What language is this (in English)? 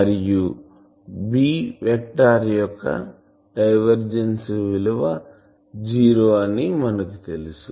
Telugu